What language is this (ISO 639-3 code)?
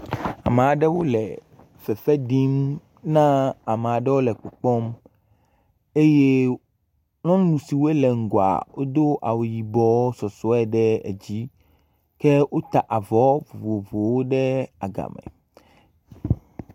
ewe